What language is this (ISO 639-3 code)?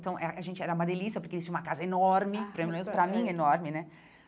por